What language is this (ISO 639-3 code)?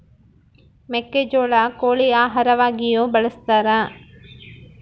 kan